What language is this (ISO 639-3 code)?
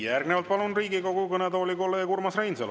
est